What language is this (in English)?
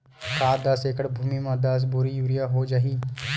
Chhattisgarhi